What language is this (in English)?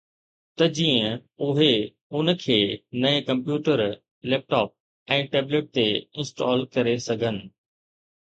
Sindhi